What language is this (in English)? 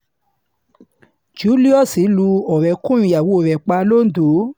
Yoruba